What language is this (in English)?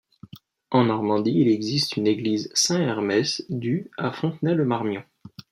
French